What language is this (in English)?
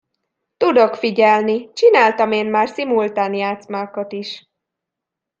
Hungarian